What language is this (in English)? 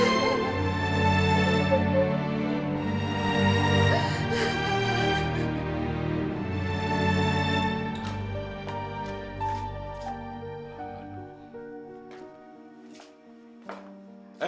Indonesian